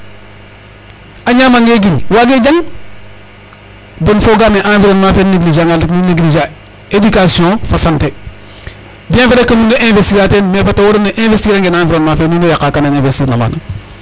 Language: Serer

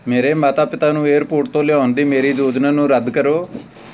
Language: Punjabi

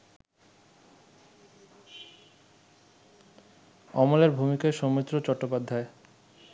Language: Bangla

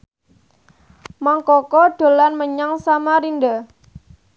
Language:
Javanese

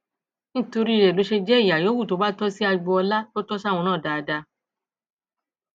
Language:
Yoruba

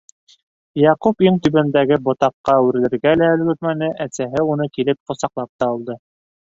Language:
Bashkir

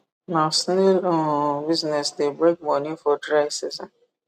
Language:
Nigerian Pidgin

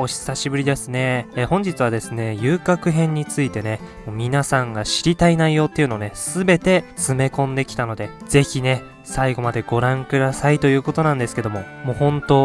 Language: Japanese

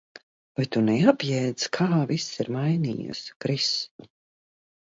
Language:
Latvian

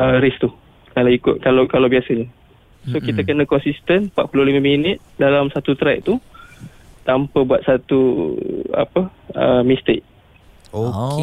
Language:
Malay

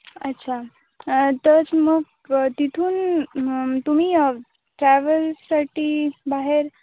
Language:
Marathi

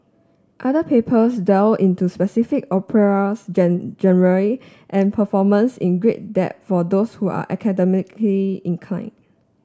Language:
English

